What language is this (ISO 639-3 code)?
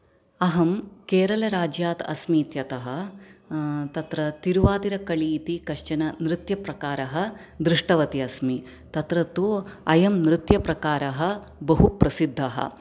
san